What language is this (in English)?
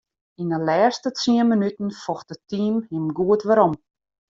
Western Frisian